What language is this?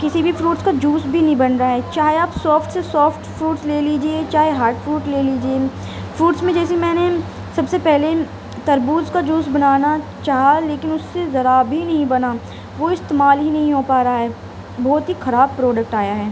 Urdu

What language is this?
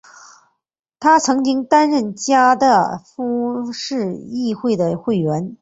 Chinese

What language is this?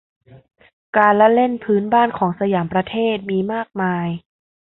Thai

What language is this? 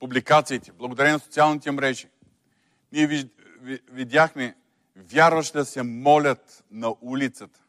Bulgarian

